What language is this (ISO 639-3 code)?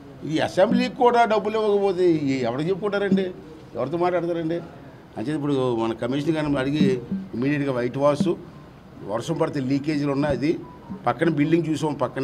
tel